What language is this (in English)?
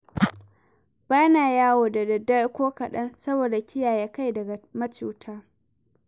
Hausa